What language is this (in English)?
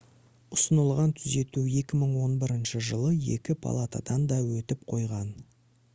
Kazakh